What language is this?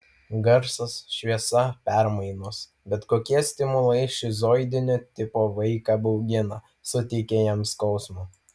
Lithuanian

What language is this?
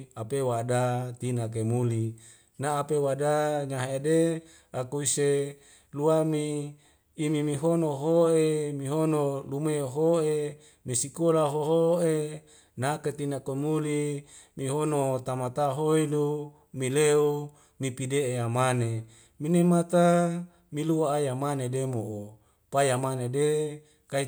Wemale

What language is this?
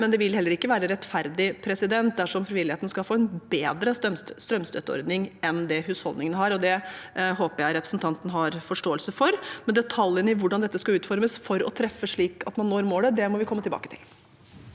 Norwegian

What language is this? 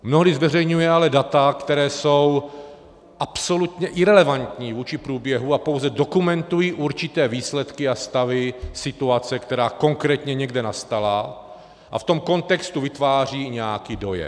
Czech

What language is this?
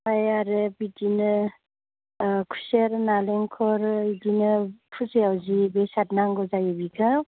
Bodo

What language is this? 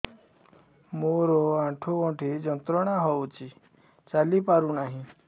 Odia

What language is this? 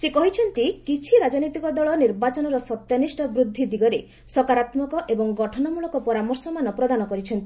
Odia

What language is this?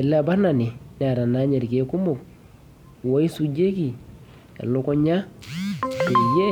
Masai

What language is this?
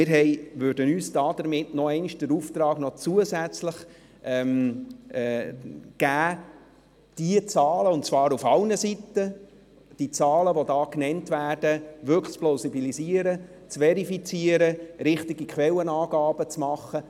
Swiss German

